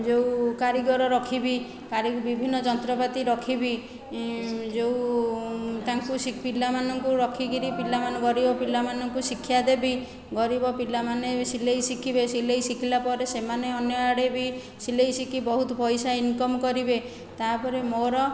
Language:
Odia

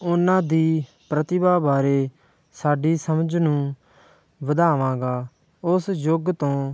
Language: Punjabi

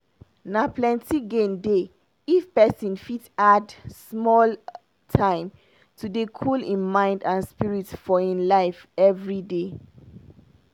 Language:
Nigerian Pidgin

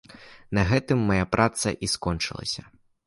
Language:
Belarusian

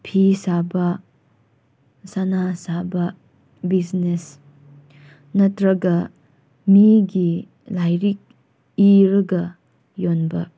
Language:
Manipuri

